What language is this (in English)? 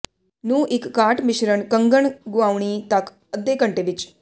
Punjabi